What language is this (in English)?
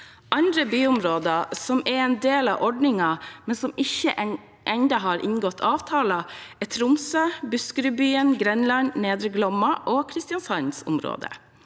Norwegian